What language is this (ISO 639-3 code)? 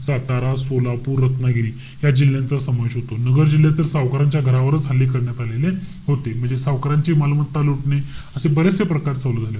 mar